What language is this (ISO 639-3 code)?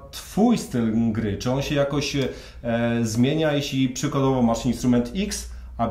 pol